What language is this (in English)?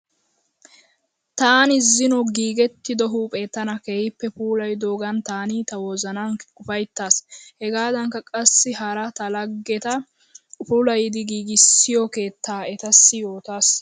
Wolaytta